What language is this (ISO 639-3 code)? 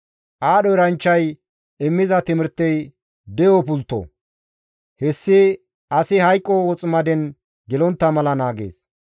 gmv